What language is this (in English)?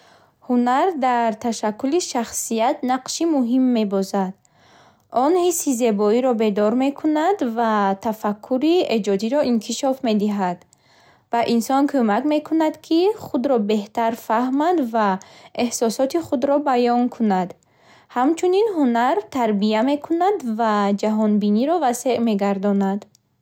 Bukharic